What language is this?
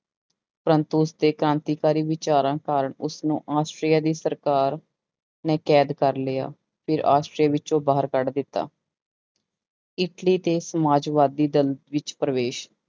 Punjabi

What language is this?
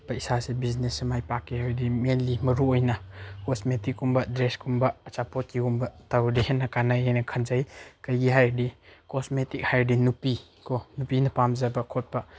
Manipuri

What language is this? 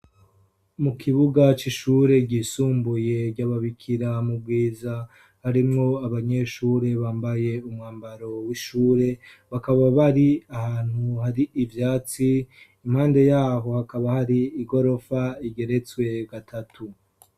Rundi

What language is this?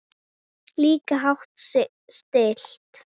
Icelandic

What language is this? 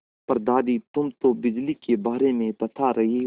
Hindi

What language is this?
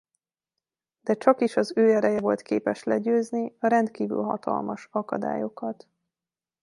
Hungarian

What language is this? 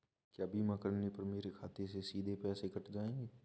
Hindi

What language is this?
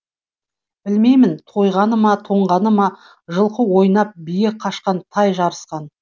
Kazakh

